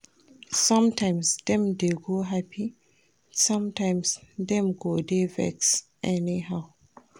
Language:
Nigerian Pidgin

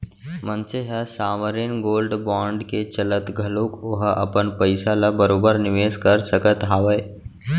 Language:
Chhattisgarhi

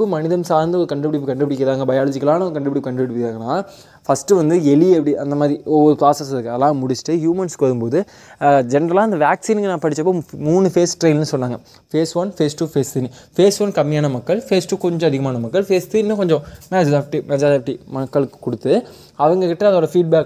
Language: Tamil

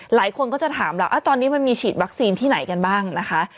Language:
Thai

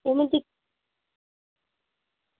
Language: Dogri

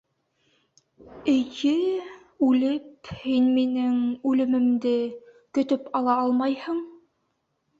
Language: Bashkir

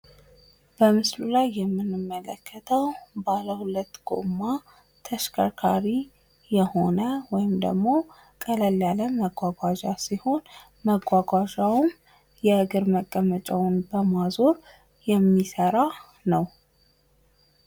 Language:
Amharic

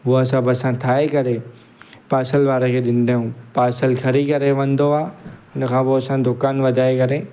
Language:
Sindhi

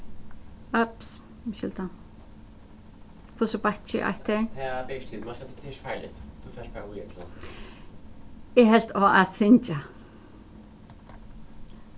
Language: Faroese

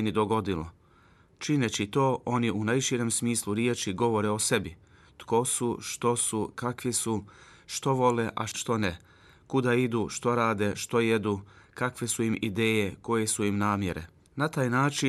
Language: Croatian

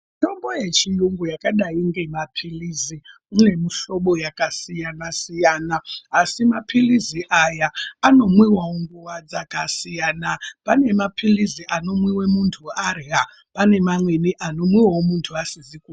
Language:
Ndau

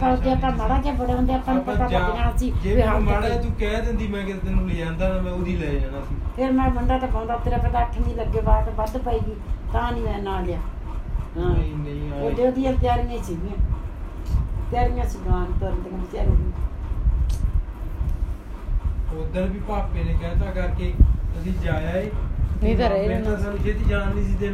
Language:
Punjabi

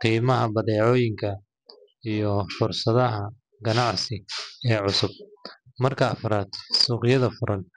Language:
Somali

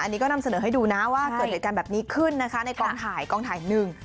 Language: Thai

